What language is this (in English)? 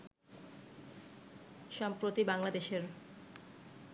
Bangla